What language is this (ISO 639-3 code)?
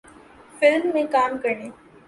urd